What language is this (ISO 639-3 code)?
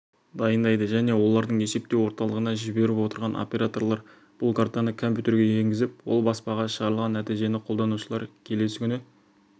kaz